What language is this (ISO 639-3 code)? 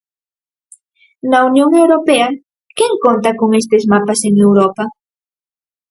glg